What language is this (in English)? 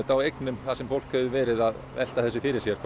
Icelandic